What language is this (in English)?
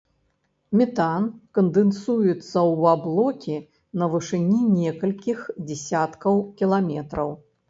Belarusian